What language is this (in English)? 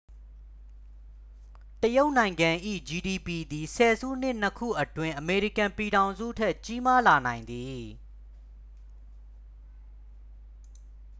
Burmese